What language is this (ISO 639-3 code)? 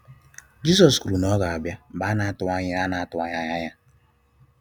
ibo